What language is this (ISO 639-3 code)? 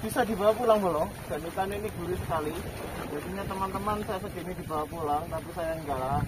ind